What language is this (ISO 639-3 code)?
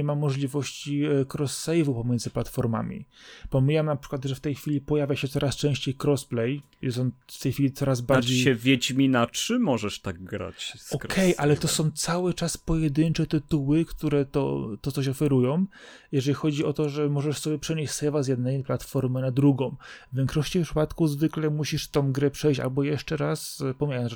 pol